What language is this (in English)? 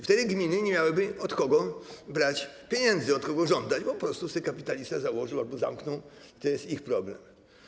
Polish